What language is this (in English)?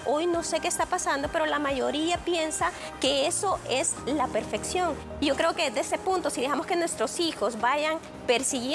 Spanish